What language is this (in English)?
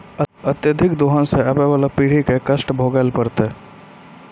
Maithili